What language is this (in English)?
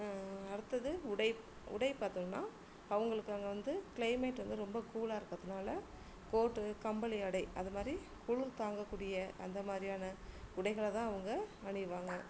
Tamil